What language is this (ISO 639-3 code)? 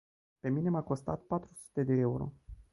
ron